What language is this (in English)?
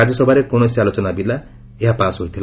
Odia